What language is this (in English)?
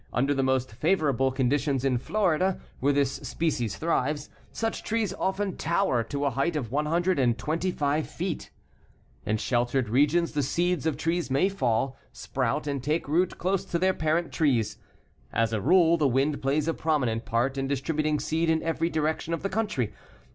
English